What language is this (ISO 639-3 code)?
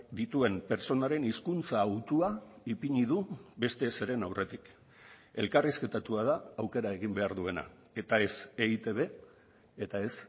eus